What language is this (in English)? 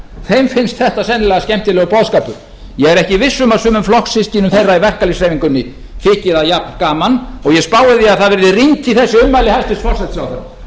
Icelandic